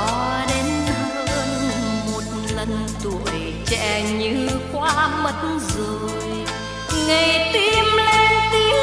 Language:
Vietnamese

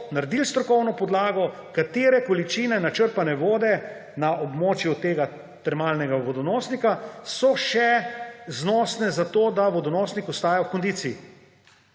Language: Slovenian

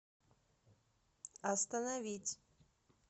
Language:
Russian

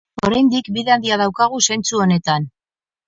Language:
Basque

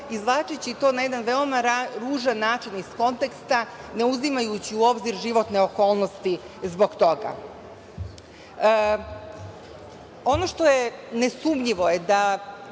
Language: Serbian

